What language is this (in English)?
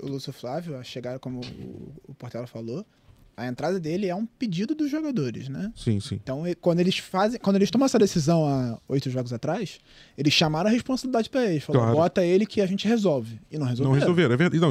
Portuguese